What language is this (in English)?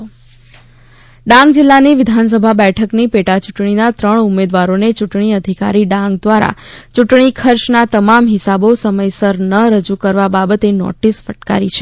Gujarati